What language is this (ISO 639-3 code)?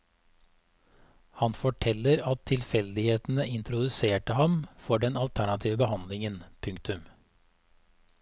nor